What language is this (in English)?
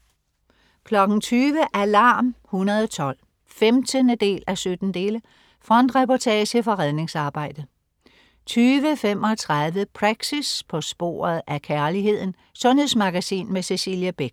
Danish